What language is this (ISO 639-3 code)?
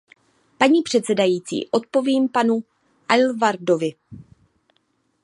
ces